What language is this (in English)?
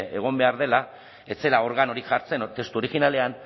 Basque